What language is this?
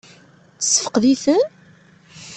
Kabyle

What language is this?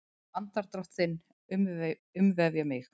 Icelandic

